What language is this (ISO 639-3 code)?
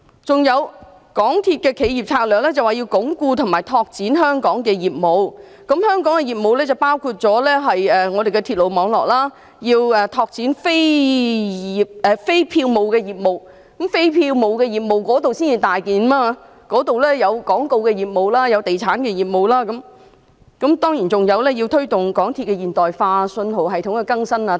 yue